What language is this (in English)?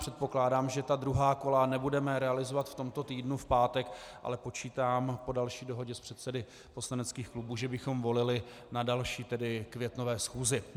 Czech